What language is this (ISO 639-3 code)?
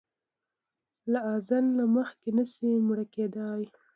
pus